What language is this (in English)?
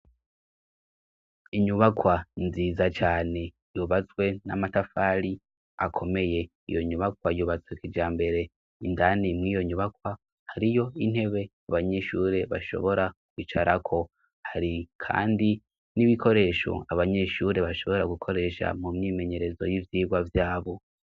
Rundi